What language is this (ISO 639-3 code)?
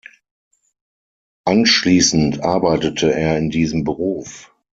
deu